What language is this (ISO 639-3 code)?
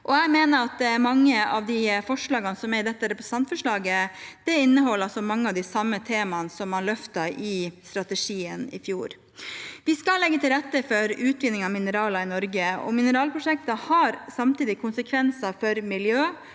nor